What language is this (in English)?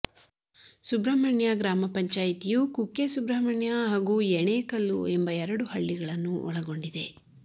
Kannada